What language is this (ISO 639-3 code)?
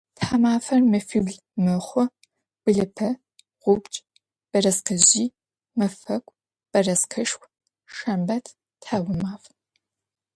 ady